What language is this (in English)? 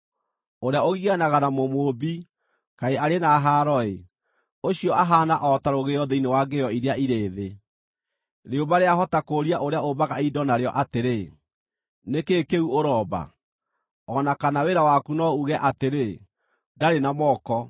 Kikuyu